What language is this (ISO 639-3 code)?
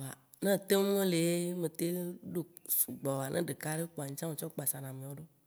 wci